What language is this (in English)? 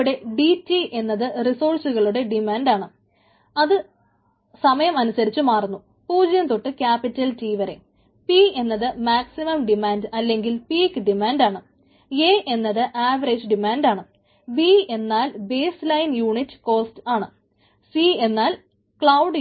Malayalam